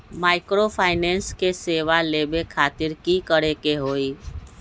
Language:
Magahi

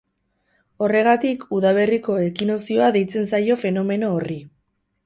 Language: Basque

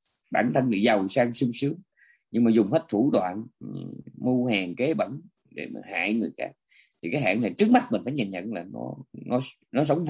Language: Vietnamese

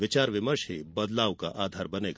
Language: Hindi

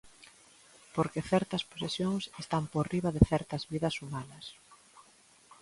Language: Galician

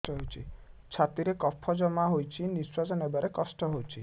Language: Odia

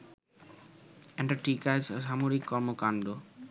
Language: Bangla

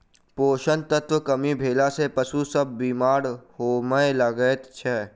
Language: Maithili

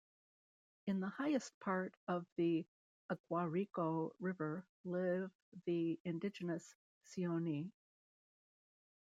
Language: English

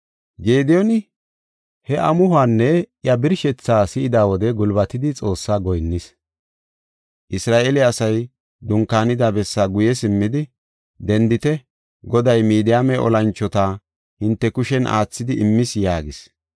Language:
Gofa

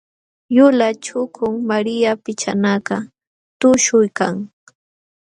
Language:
Jauja Wanca Quechua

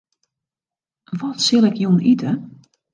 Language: Western Frisian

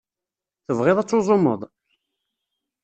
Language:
Kabyle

